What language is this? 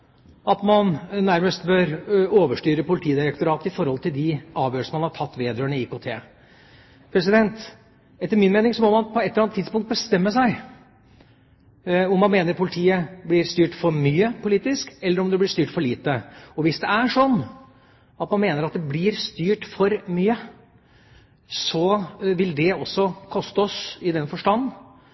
Norwegian Bokmål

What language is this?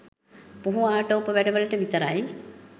Sinhala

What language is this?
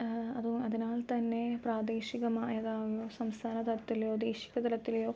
Malayalam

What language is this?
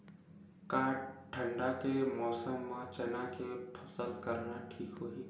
Chhattisgarhi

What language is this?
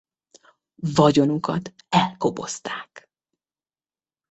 Hungarian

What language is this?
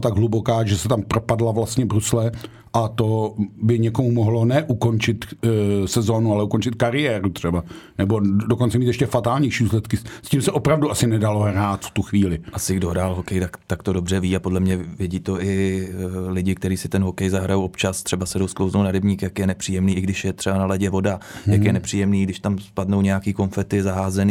Czech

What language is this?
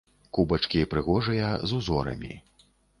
Belarusian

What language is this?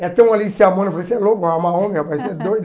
Portuguese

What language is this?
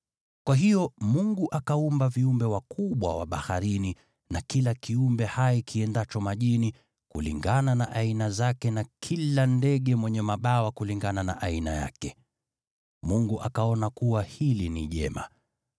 Swahili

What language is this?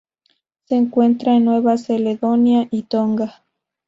Spanish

